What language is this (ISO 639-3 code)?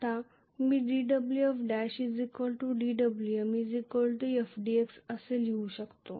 mar